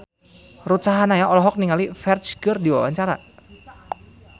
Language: Sundanese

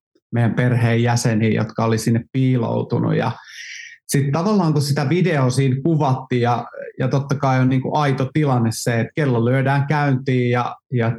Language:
Finnish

